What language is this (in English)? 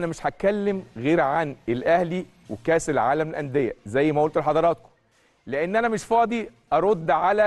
Arabic